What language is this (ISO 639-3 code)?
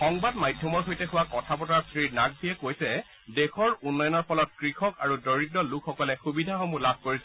asm